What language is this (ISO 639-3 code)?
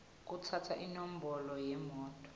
ssw